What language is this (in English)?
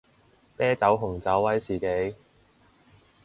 Cantonese